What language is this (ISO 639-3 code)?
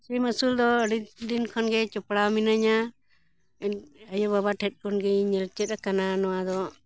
sat